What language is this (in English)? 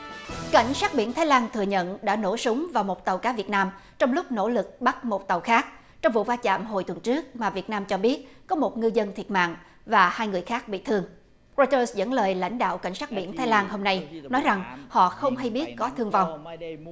Vietnamese